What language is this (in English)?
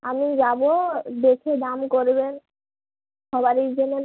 Bangla